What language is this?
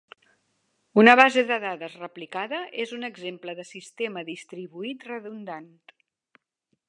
Catalan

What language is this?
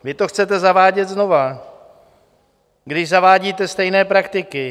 Czech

